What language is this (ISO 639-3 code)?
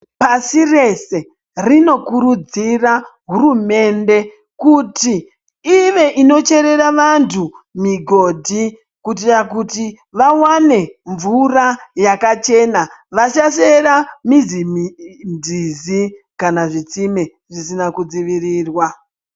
ndc